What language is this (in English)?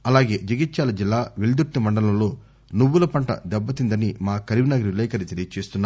Telugu